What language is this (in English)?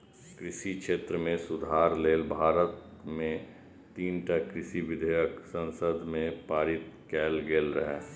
Maithili